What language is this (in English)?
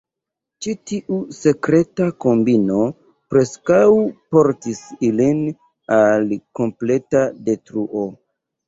Esperanto